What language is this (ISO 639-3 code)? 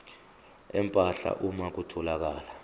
zul